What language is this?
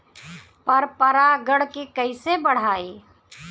Bhojpuri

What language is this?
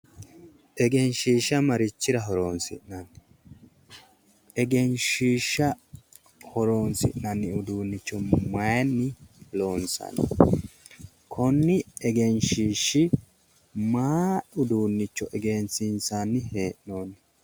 Sidamo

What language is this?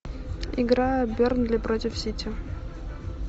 Russian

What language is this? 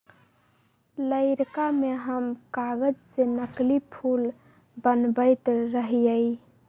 Magahi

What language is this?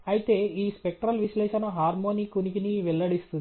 Telugu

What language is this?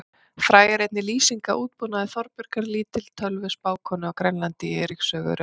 Icelandic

